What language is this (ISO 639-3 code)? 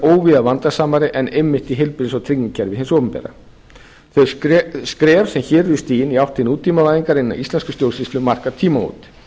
isl